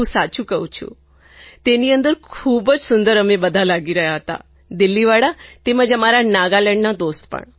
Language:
Gujarati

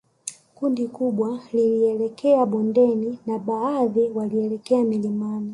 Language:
Swahili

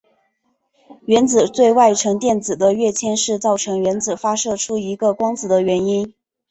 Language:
Chinese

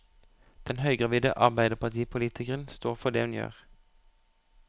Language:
Norwegian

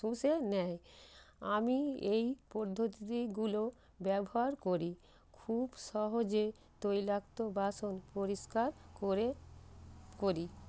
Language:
Bangla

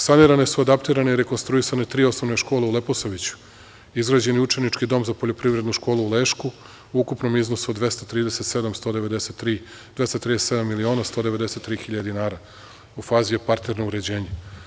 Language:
Serbian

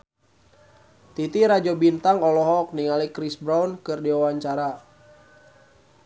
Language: Sundanese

